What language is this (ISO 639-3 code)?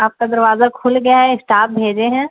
urd